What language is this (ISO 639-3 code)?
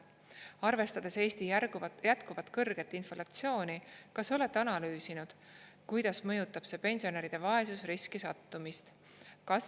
est